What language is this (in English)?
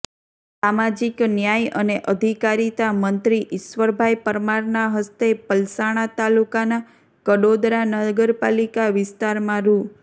Gujarati